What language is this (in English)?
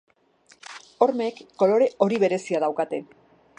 Basque